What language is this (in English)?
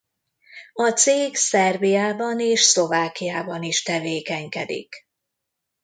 Hungarian